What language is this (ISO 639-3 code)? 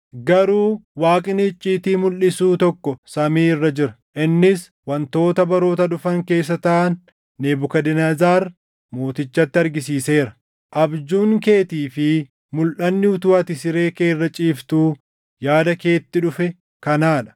orm